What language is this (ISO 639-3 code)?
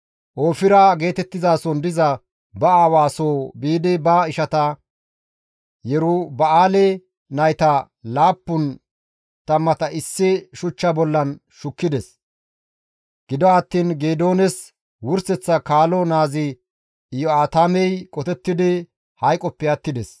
gmv